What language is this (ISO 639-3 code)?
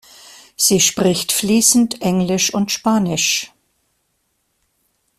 deu